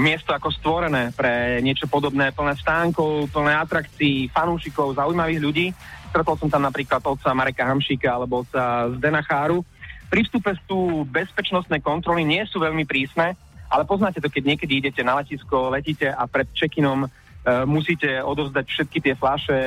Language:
Slovak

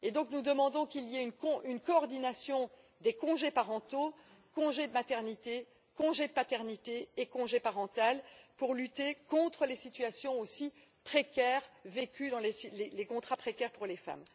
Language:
French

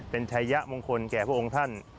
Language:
Thai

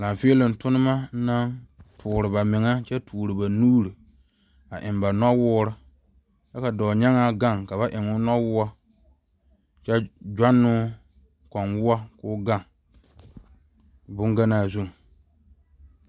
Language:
Southern Dagaare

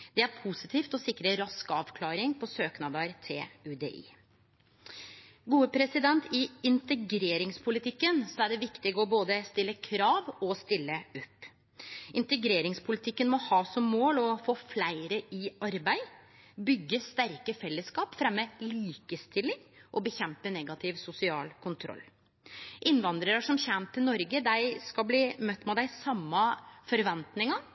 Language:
Norwegian Nynorsk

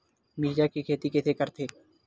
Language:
Chhattisgarhi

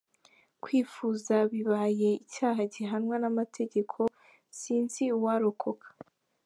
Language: Kinyarwanda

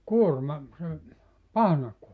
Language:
Finnish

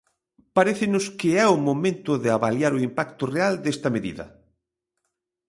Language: Galician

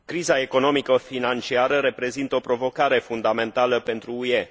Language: Romanian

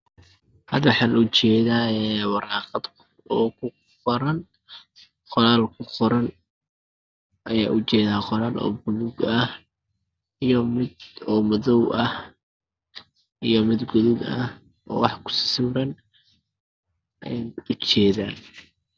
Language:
Somali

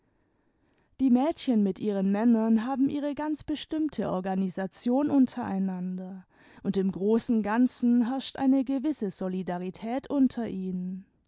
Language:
German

